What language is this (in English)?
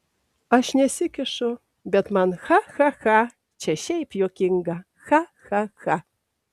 Lithuanian